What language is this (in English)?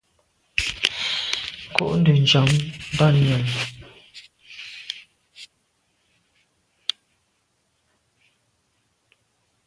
Medumba